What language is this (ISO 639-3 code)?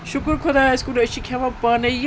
kas